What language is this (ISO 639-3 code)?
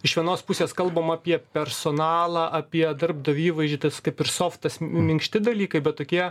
lit